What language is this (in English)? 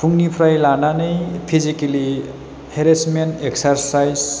Bodo